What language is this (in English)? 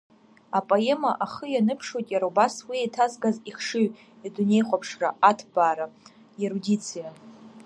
Abkhazian